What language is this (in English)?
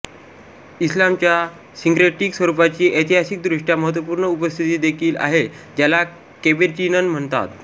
Marathi